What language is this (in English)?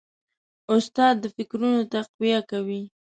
Pashto